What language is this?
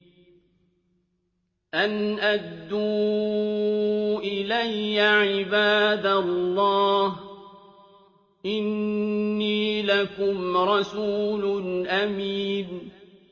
Arabic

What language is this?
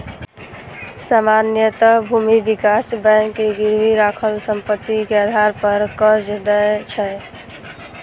Maithili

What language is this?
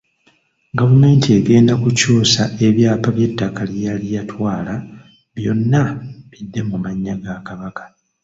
Ganda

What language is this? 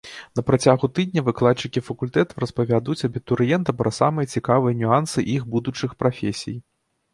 Belarusian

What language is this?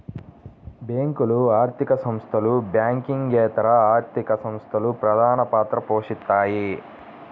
Telugu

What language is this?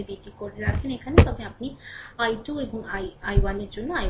Bangla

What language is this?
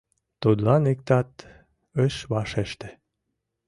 Mari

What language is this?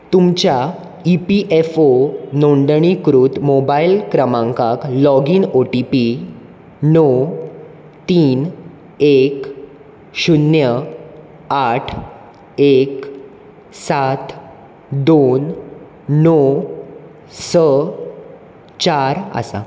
Konkani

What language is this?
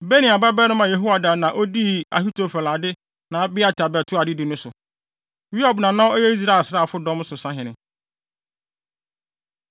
Akan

